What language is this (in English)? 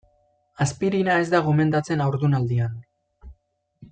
Basque